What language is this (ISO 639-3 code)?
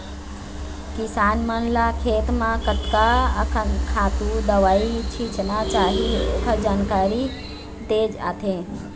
hne